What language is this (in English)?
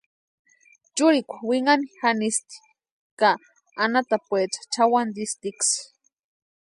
Western Highland Purepecha